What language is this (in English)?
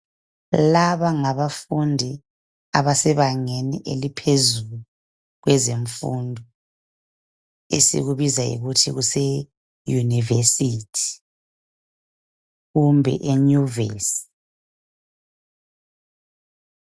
North Ndebele